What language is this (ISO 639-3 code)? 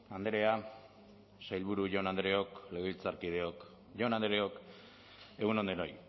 eus